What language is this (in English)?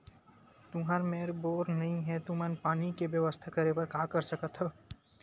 Chhattisgarhi